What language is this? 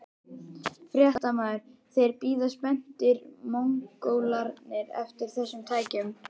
Icelandic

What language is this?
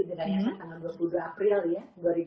Indonesian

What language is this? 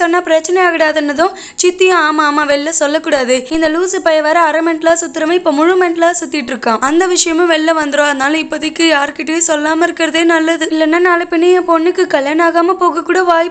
Polish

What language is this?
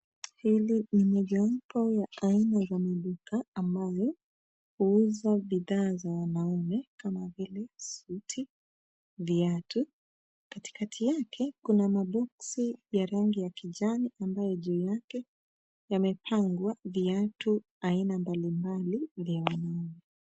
Swahili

